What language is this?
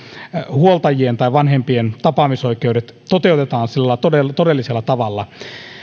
Finnish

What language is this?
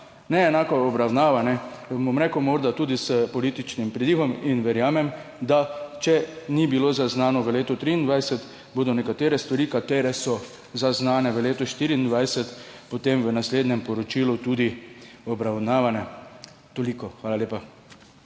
Slovenian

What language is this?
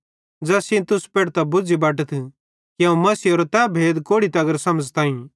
Bhadrawahi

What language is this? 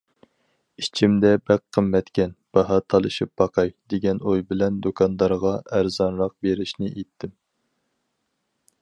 Uyghur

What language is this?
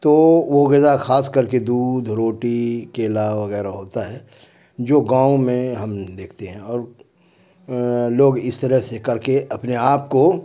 Urdu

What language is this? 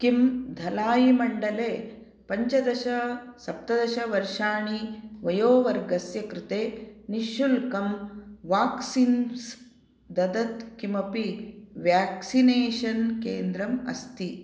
Sanskrit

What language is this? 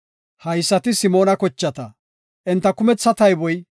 Gofa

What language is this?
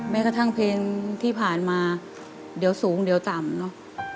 Thai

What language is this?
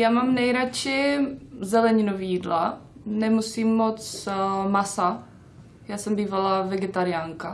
Czech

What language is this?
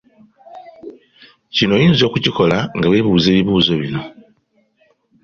Ganda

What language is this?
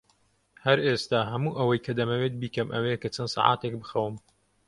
Central Kurdish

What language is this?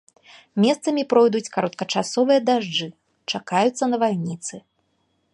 Belarusian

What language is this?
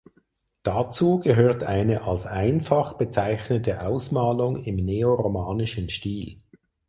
German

